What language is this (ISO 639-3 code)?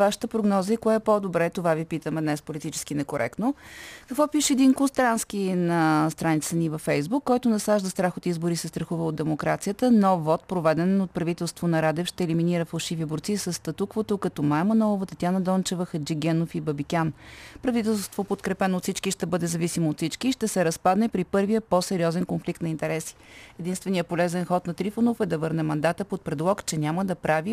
bul